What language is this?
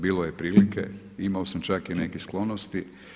Croatian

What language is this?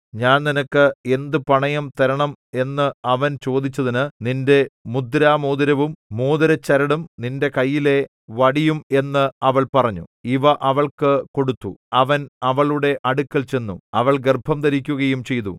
Malayalam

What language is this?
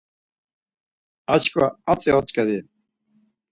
Laz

